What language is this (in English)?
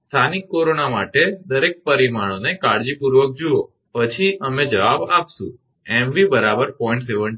Gujarati